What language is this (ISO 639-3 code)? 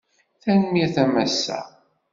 kab